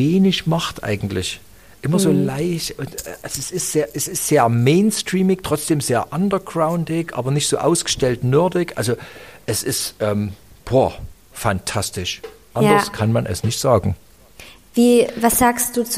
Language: German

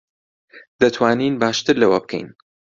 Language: Central Kurdish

